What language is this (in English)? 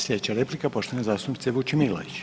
Croatian